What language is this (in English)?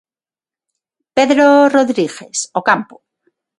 Galician